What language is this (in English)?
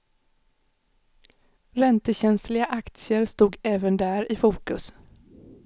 Swedish